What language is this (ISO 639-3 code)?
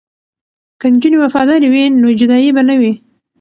pus